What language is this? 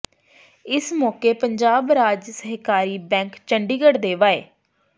Punjabi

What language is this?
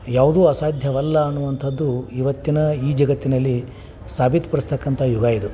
Kannada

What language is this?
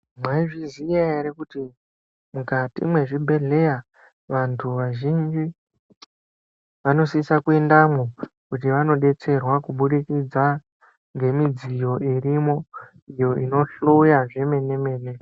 Ndau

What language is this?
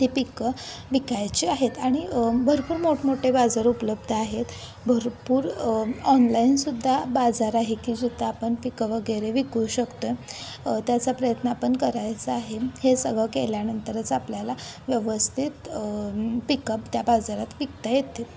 Marathi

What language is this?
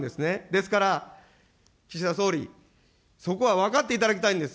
Japanese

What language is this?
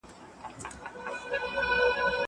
Pashto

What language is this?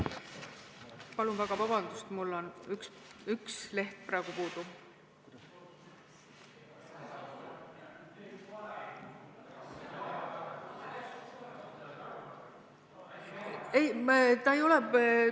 Estonian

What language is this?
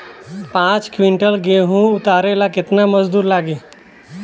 Bhojpuri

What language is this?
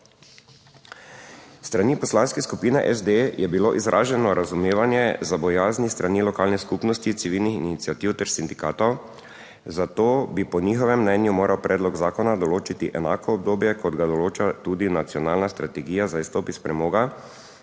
Slovenian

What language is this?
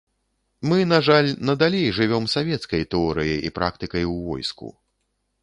Belarusian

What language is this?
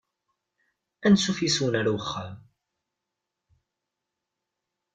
Kabyle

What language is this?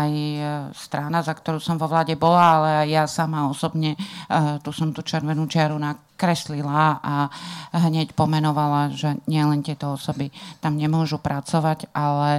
Slovak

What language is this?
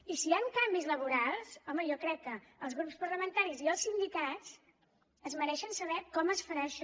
Catalan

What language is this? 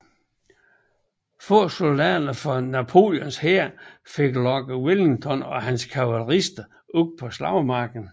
Danish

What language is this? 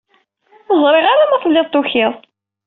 Kabyle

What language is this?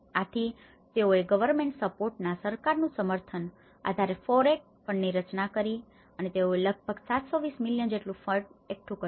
Gujarati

